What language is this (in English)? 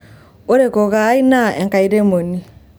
Masai